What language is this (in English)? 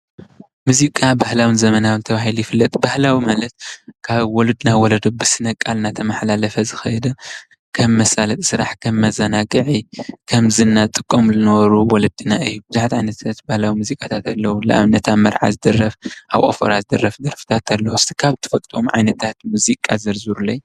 Tigrinya